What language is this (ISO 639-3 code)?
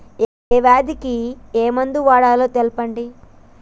tel